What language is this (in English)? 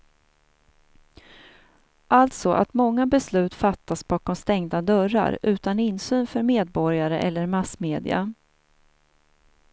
Swedish